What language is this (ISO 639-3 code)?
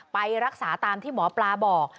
tha